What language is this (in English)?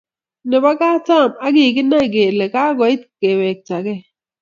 Kalenjin